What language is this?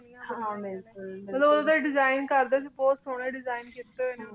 Punjabi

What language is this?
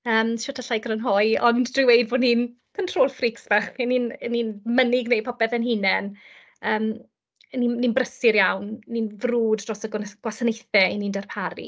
Welsh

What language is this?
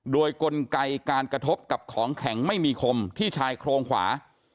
Thai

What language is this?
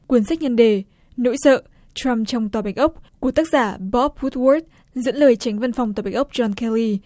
Vietnamese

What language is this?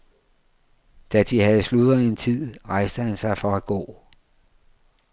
Danish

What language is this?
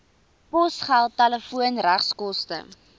Afrikaans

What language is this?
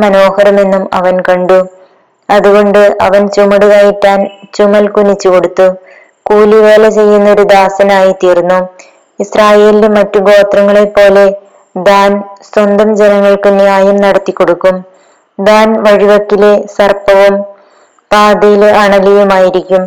Malayalam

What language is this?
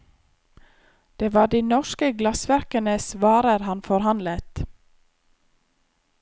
Norwegian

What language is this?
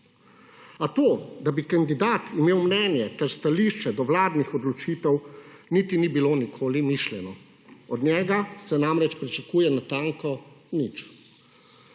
Slovenian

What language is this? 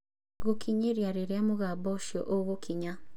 Kikuyu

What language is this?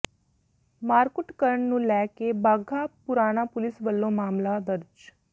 Punjabi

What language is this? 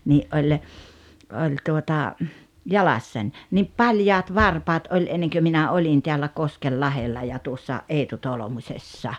Finnish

